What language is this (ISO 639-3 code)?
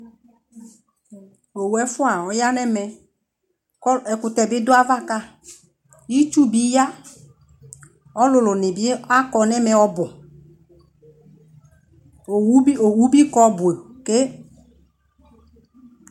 kpo